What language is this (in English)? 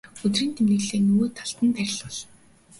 Mongolian